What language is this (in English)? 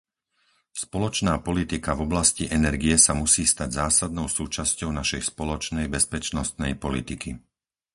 Slovak